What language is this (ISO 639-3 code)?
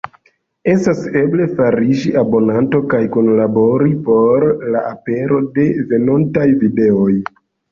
epo